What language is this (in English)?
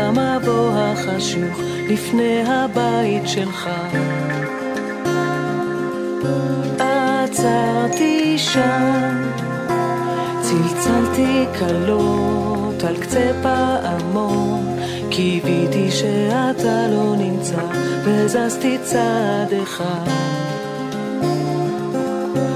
Hebrew